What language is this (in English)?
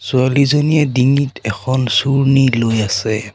Assamese